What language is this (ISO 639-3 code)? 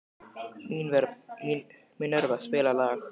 isl